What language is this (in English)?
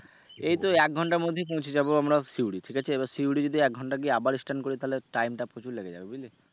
Bangla